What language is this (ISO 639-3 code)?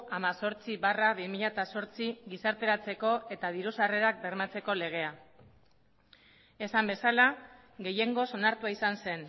eus